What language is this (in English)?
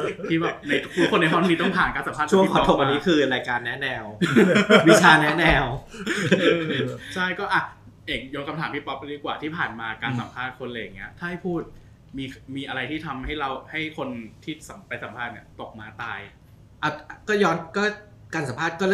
Thai